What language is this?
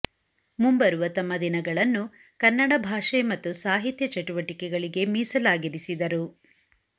Kannada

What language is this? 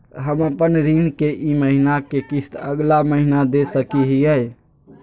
Magahi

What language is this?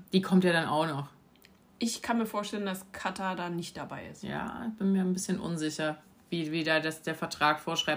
German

